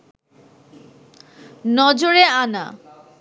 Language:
Bangla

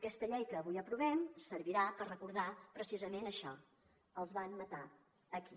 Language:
Catalan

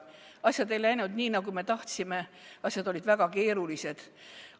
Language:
Estonian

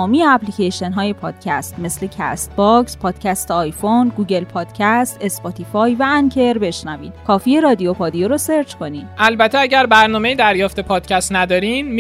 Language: Persian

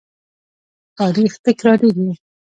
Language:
Pashto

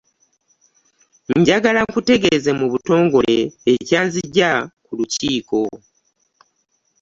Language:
Ganda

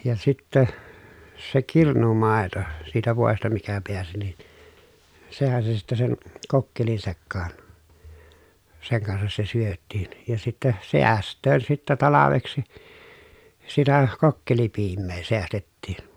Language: Finnish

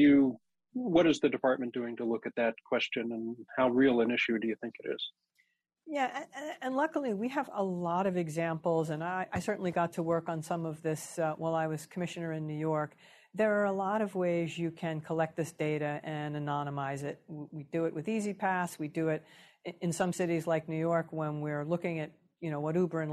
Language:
English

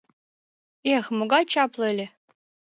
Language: Mari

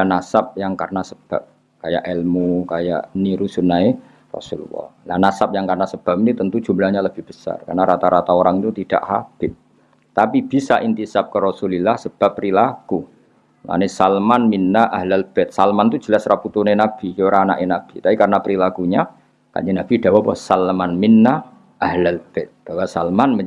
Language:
Indonesian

